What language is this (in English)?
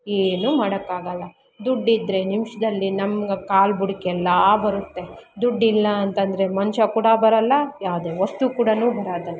Kannada